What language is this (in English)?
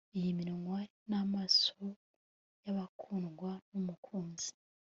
Kinyarwanda